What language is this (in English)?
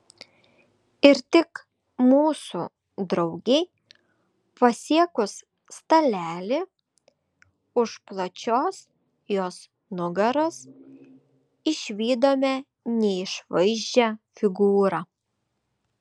Lithuanian